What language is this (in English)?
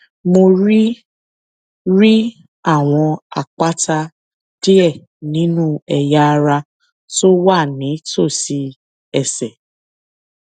Yoruba